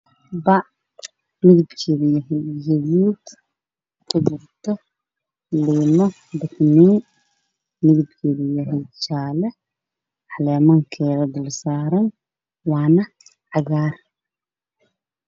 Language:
Somali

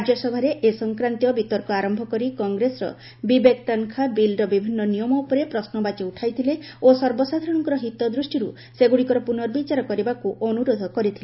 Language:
Odia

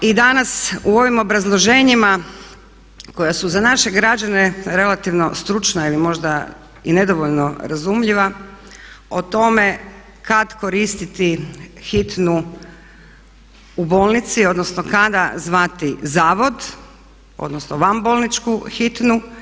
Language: Croatian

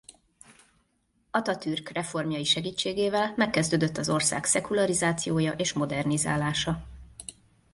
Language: Hungarian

